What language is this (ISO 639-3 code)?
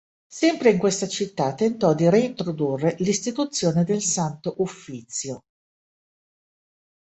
ita